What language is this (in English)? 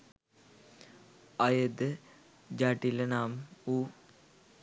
Sinhala